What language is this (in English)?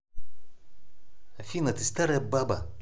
Russian